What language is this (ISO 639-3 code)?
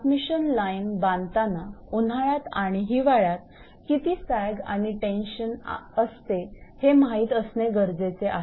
mar